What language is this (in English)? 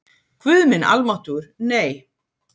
Icelandic